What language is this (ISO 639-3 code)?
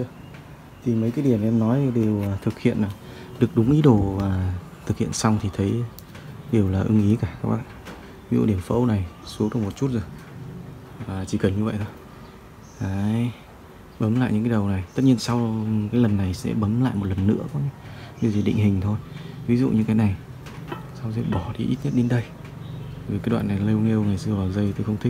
vie